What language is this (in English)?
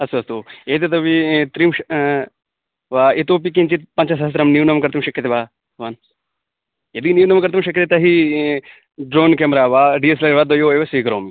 Sanskrit